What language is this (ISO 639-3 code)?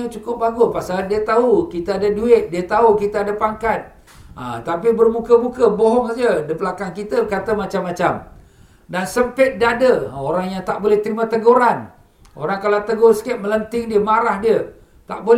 msa